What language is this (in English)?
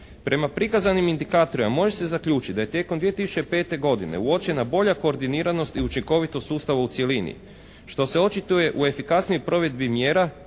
Croatian